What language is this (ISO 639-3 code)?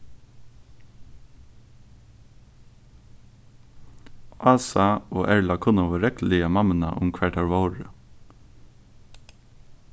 fao